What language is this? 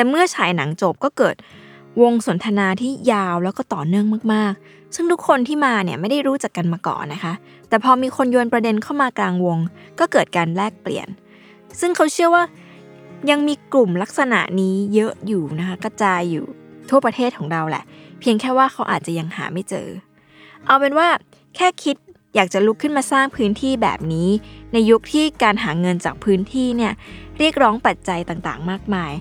Thai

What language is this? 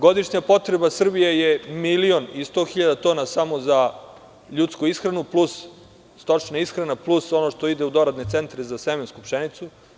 Serbian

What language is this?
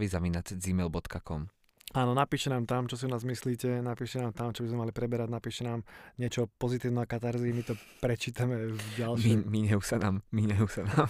Slovak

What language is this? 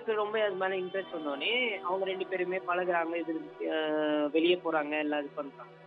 Tamil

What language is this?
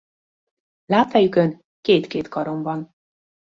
Hungarian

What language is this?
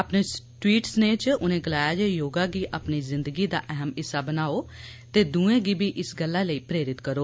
Dogri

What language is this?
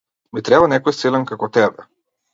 Macedonian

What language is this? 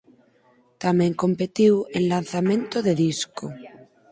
Galician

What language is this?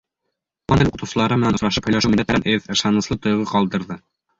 Bashkir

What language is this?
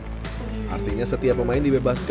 Indonesian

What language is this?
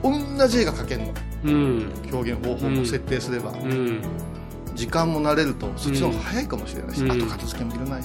Japanese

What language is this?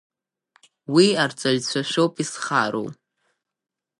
Abkhazian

